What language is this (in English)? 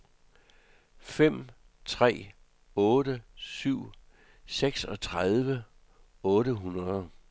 Danish